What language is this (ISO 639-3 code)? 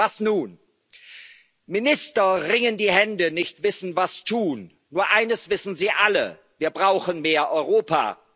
deu